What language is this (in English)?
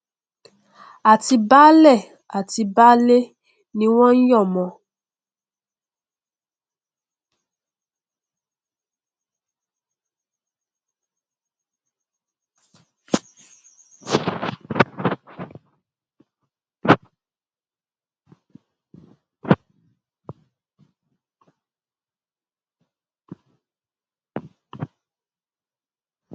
Yoruba